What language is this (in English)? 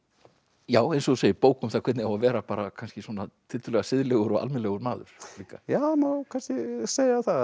Icelandic